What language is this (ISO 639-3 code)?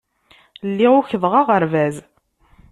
kab